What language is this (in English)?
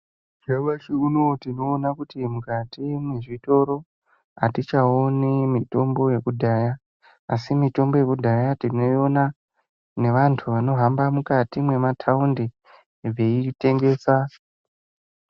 Ndau